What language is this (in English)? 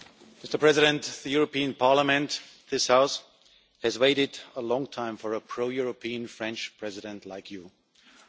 English